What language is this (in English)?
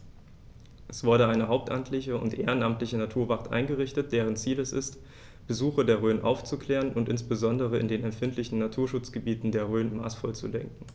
German